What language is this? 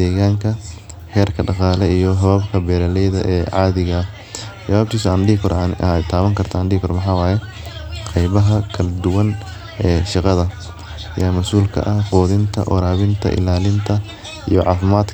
Somali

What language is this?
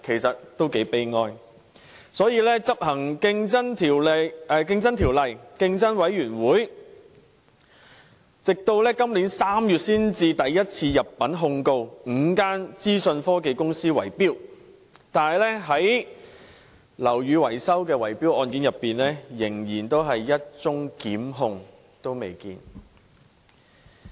Cantonese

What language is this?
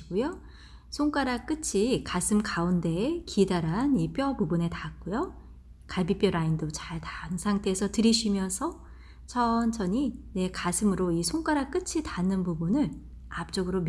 Korean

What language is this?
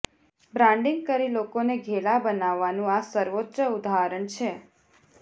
Gujarati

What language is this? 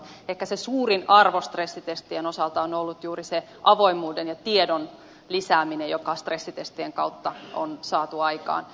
Finnish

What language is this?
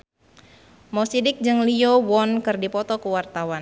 Sundanese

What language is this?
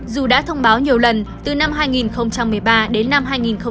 Vietnamese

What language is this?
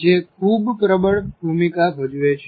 Gujarati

